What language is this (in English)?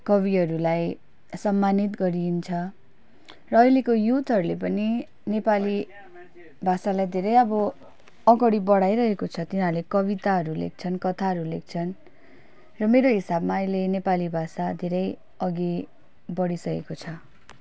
Nepali